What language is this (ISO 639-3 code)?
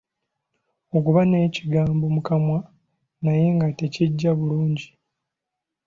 lug